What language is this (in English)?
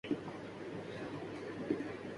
Urdu